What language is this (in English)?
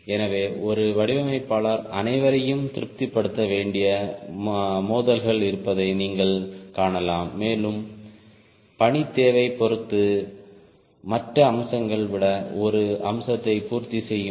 Tamil